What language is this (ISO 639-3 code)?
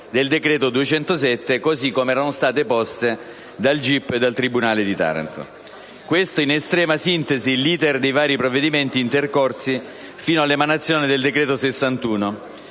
ita